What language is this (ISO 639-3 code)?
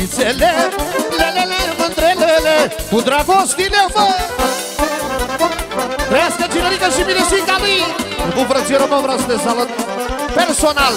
ron